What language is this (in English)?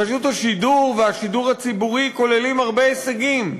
Hebrew